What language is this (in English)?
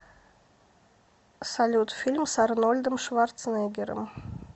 Russian